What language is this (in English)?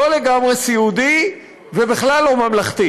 Hebrew